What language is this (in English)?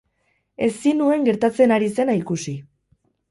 Basque